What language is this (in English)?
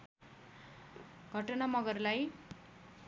Nepali